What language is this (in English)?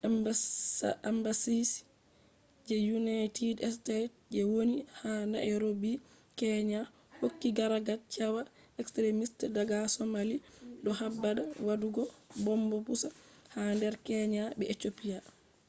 Fula